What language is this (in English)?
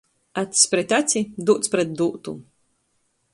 Latgalian